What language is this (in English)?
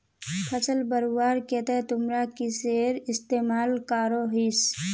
Magahi